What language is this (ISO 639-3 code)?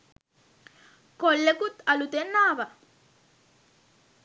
sin